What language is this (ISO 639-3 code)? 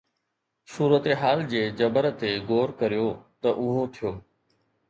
snd